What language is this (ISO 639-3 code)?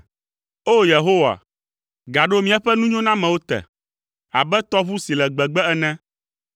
ewe